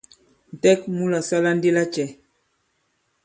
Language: Bankon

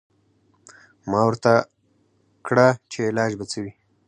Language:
Pashto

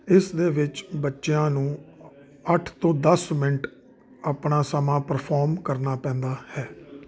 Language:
Punjabi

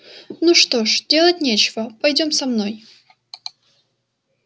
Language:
Russian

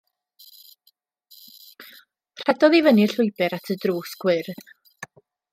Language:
Welsh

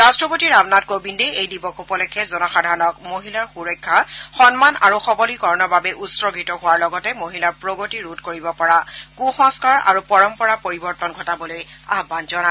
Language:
Assamese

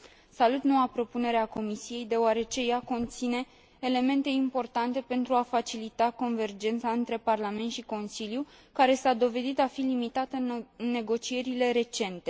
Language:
Romanian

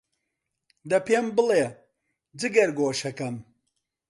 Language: Central Kurdish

